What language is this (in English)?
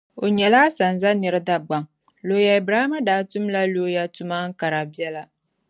Dagbani